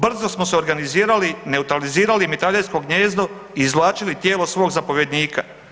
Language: Croatian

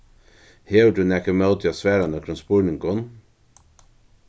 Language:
Faroese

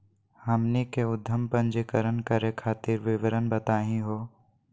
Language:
Magahi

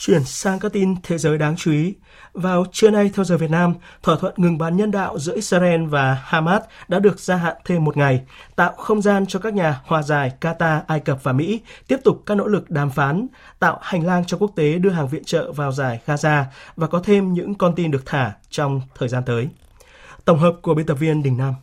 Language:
Vietnamese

